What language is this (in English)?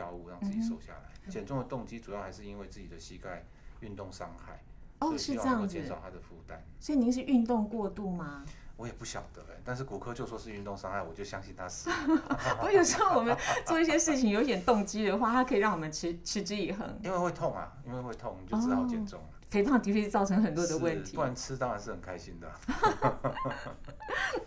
Chinese